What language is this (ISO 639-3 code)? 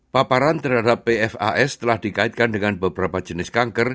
ind